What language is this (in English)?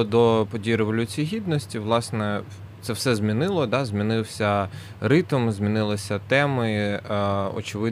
Ukrainian